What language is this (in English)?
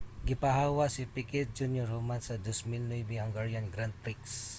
Cebuano